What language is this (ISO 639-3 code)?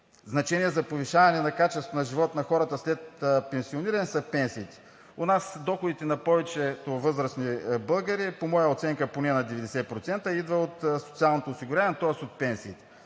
bul